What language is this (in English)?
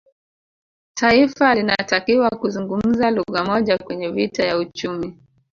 Swahili